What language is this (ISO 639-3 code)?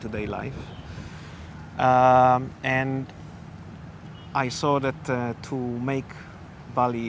ind